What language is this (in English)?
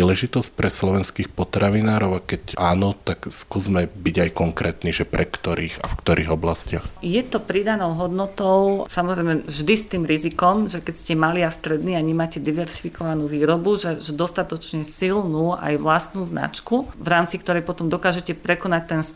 Slovak